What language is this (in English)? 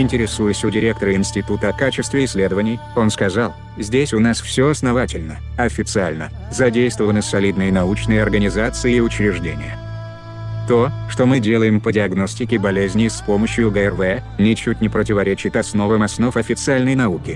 Russian